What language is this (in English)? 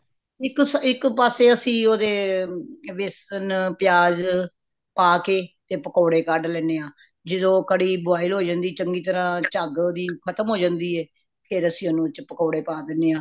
Punjabi